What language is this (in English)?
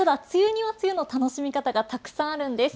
Japanese